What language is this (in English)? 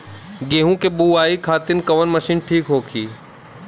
Bhojpuri